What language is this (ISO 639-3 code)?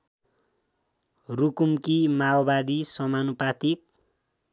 nep